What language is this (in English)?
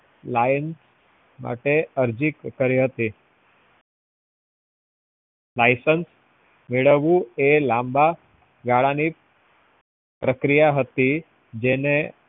Gujarati